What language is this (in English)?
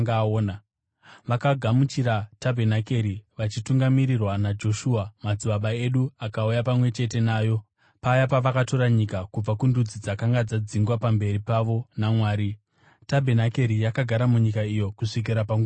Shona